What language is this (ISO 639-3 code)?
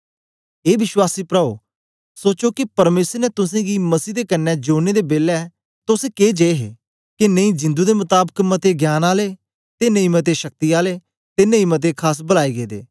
doi